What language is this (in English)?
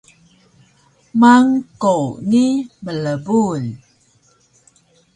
Taroko